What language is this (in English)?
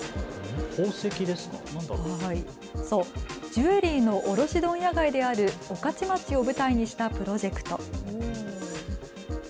Japanese